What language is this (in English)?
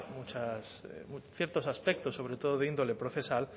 Spanish